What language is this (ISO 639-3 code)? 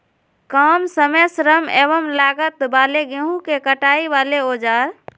mag